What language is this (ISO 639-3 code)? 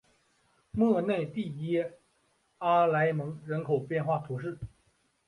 zho